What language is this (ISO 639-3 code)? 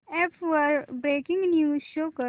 mar